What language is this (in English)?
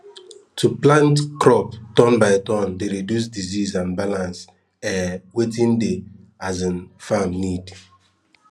Nigerian Pidgin